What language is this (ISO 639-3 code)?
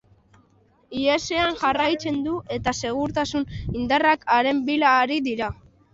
eus